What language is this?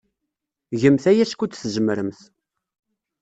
Kabyle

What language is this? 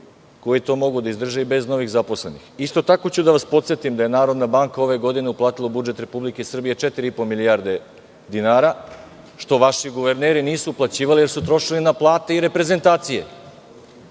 Serbian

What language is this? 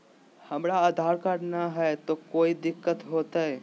Magahi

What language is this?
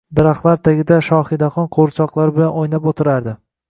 Uzbek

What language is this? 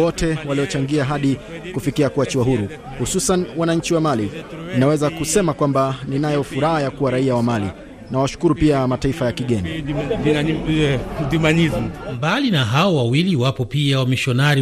Swahili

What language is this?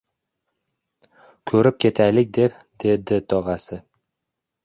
Uzbek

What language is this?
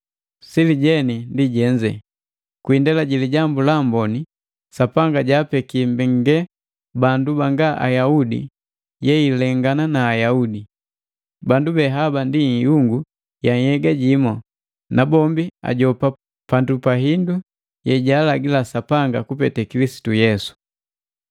Matengo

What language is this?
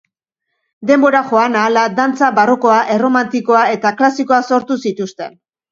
Basque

